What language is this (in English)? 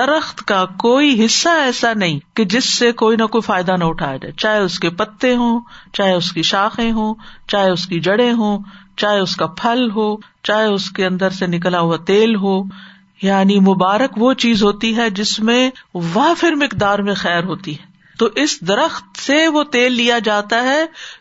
Urdu